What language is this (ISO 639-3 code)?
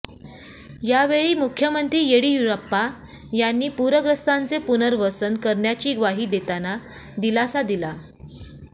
mar